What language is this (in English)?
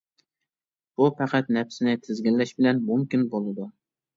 Uyghur